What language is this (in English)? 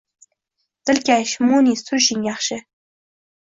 Uzbek